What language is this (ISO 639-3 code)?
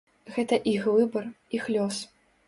bel